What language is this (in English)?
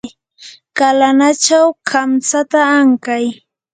Yanahuanca Pasco Quechua